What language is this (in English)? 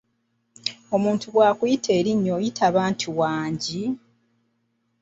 Ganda